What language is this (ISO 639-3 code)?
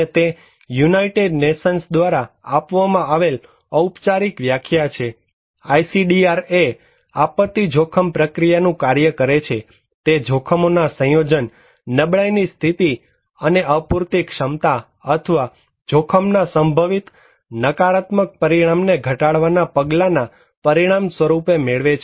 guj